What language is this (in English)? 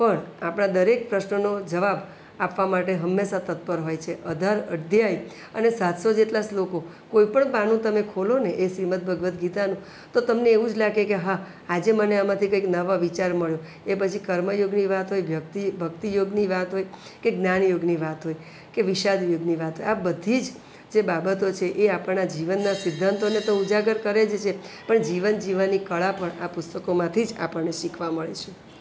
Gujarati